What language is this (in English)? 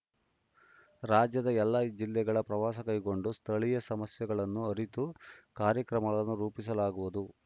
Kannada